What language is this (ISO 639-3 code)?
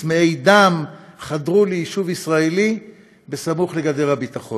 heb